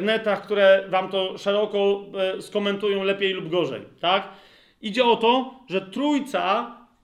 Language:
Polish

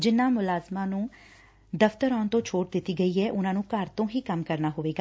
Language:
Punjabi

